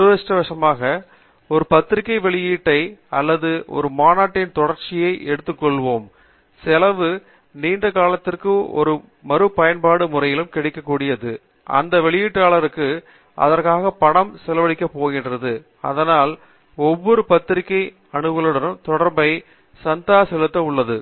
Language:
Tamil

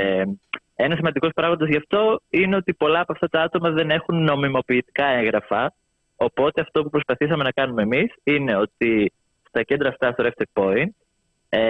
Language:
Greek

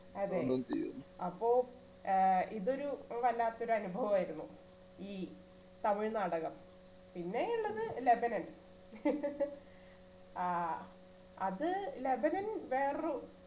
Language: Malayalam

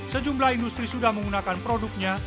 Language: Indonesian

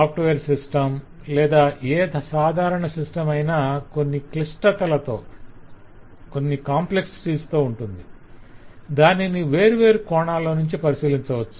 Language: Telugu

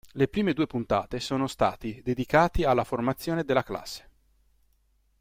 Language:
Italian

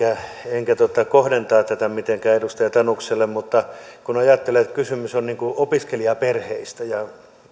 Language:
Finnish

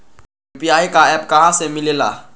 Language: Magahi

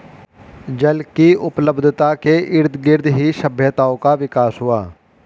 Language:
Hindi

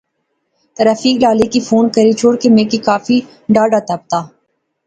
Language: Pahari-Potwari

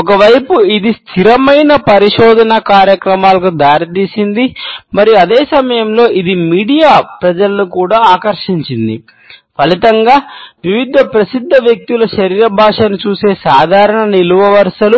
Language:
Telugu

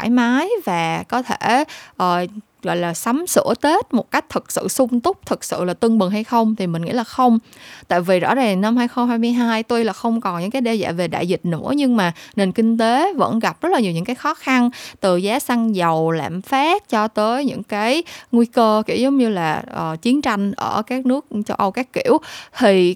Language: Vietnamese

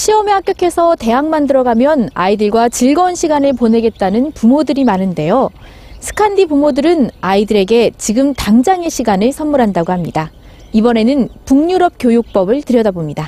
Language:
Korean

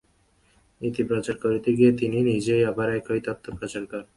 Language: Bangla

